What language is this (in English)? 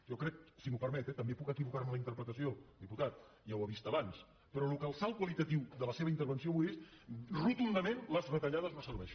Catalan